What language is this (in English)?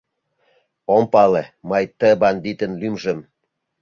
Mari